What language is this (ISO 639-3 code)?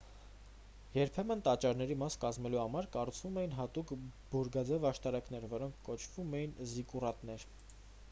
hye